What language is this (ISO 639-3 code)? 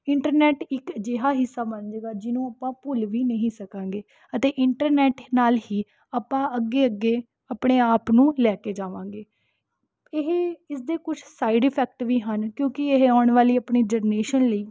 pan